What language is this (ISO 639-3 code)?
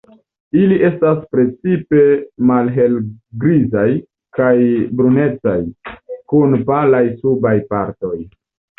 epo